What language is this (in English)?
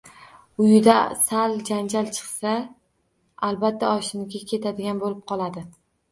Uzbek